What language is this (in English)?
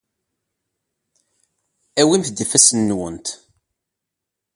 Kabyle